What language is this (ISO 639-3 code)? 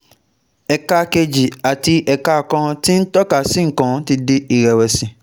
yor